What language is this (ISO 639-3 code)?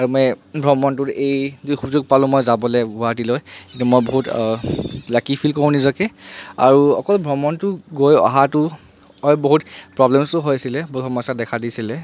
asm